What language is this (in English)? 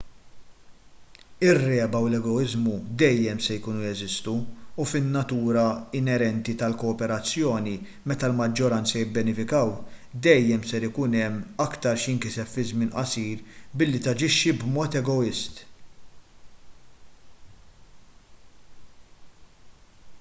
Maltese